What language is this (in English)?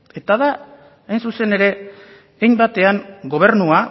Basque